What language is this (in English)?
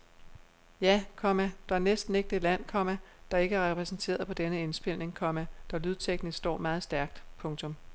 Danish